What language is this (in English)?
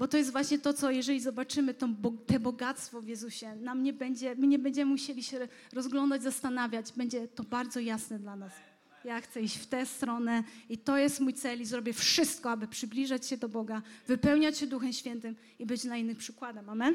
Polish